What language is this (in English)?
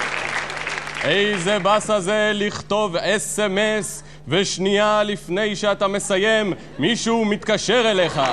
Hebrew